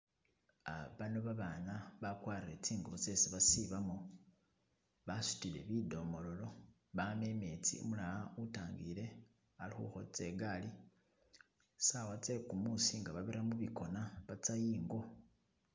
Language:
Masaaba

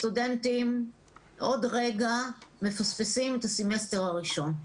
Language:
Hebrew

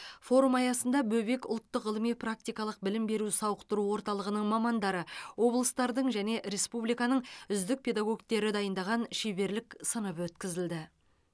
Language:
Kazakh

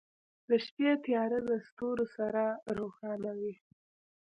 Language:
Pashto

